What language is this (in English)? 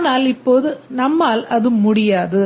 Tamil